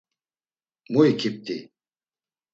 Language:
Laz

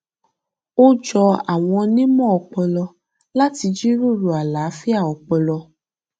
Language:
Yoruba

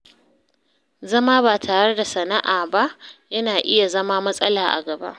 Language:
Hausa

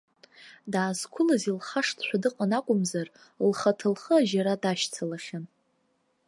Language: Abkhazian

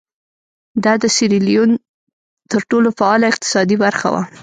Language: Pashto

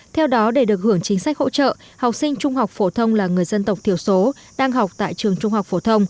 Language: Vietnamese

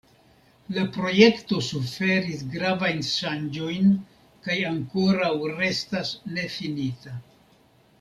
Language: Esperanto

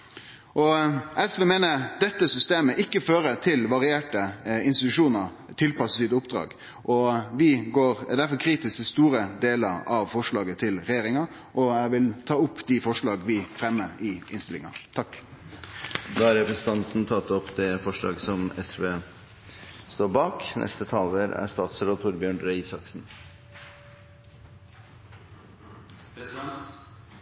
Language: Norwegian Nynorsk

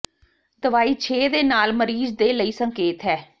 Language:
Punjabi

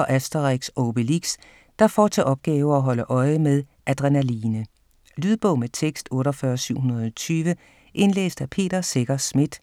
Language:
Danish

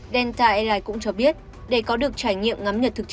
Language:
Vietnamese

